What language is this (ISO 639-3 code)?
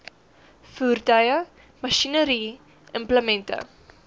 afr